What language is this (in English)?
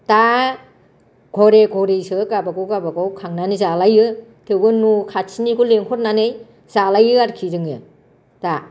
Bodo